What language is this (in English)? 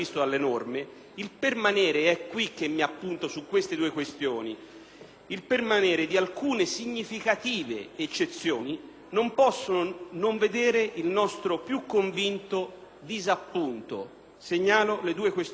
Italian